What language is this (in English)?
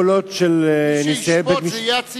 Hebrew